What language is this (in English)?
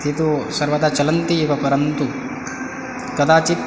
Sanskrit